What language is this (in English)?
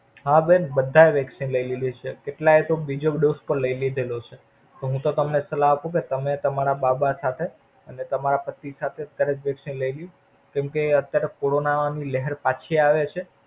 Gujarati